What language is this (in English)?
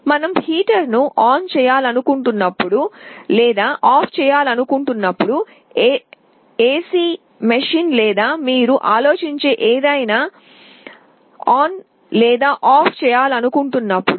Telugu